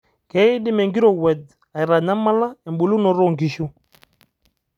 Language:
Masai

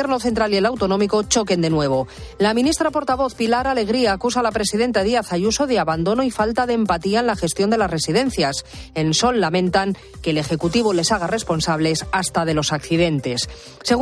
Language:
Spanish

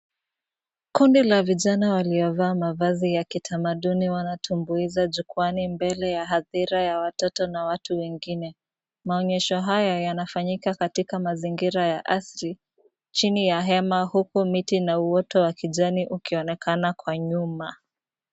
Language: Swahili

